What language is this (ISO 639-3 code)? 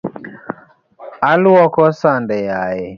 luo